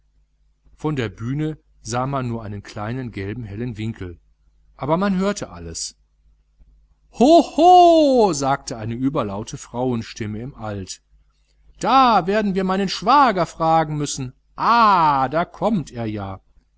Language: German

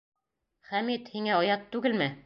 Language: Bashkir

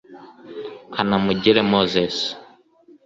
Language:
Kinyarwanda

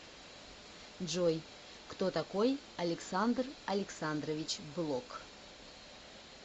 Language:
Russian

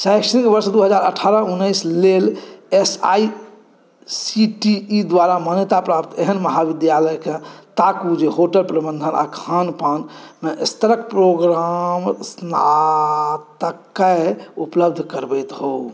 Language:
Maithili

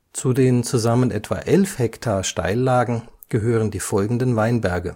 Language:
German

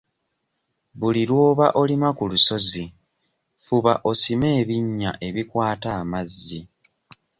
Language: Ganda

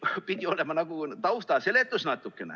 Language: Estonian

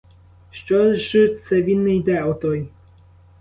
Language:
Ukrainian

